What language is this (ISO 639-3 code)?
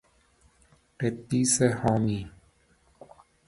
fas